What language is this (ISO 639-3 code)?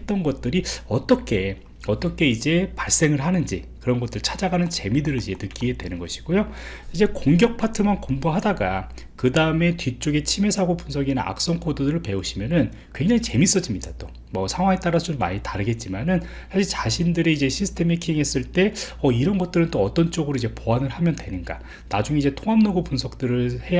kor